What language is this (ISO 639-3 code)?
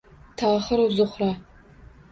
uzb